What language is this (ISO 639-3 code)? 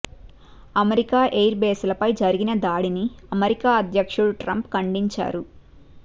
tel